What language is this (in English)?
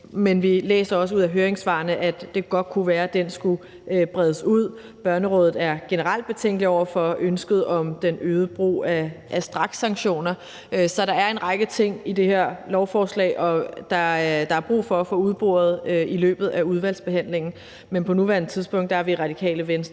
Danish